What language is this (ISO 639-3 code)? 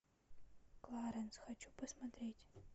rus